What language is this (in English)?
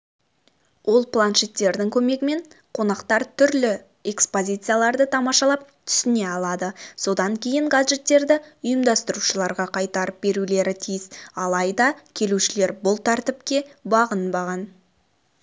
Kazakh